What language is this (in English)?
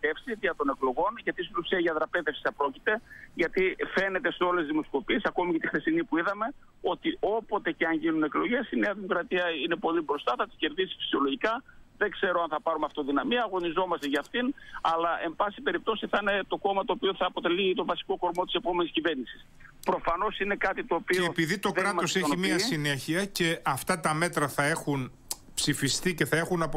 Greek